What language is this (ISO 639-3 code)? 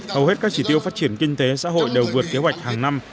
vie